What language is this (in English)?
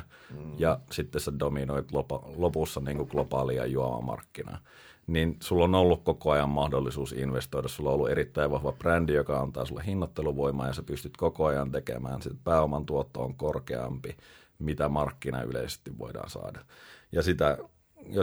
Finnish